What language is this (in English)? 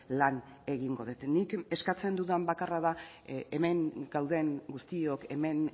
Basque